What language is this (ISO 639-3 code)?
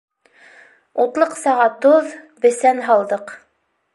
bak